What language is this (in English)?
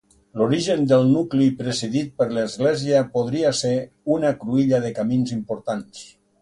Catalan